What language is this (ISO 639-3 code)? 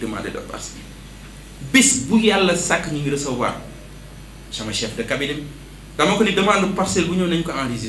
fra